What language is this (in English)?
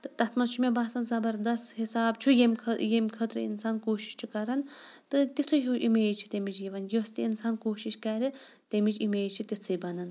Kashmiri